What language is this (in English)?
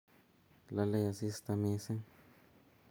Kalenjin